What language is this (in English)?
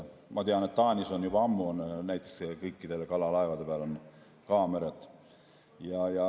Estonian